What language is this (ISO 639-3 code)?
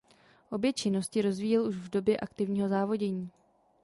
ces